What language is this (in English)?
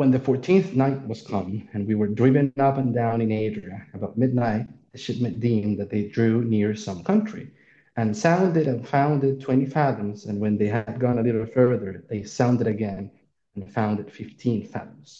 German